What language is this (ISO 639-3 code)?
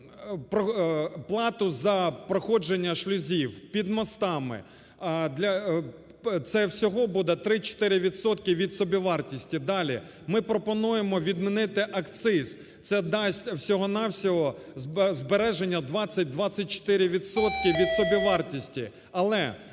ukr